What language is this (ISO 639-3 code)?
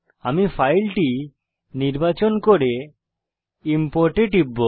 ben